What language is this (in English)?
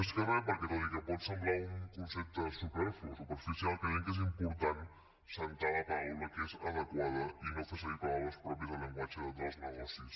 Catalan